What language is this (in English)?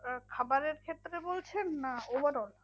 Bangla